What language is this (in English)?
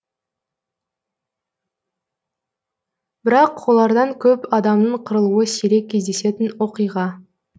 Kazakh